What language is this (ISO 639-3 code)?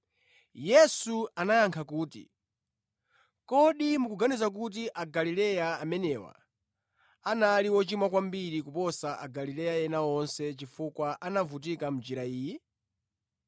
nya